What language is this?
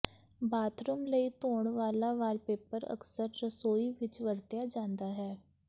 Punjabi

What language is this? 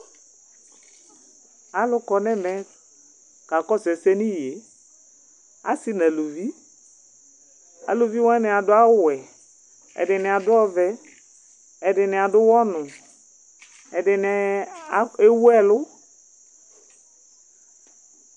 Ikposo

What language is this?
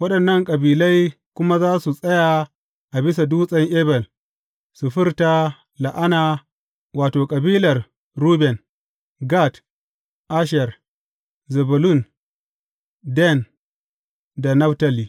Hausa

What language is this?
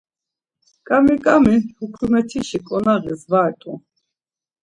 Laz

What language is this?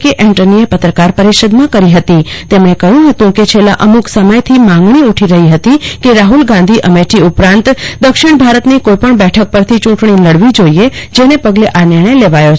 Gujarati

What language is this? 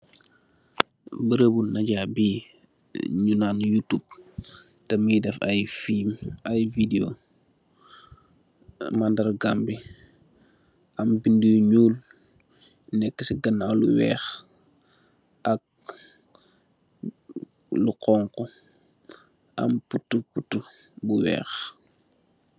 Wolof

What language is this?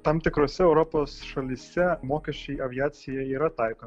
Lithuanian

